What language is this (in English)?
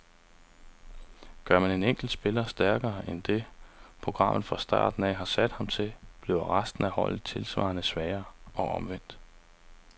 Danish